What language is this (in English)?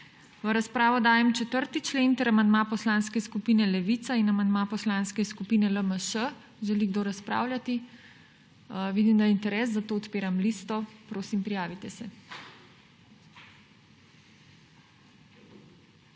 Slovenian